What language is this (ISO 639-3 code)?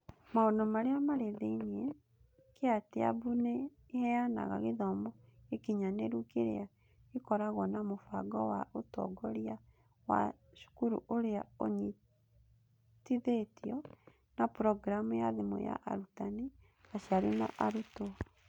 kik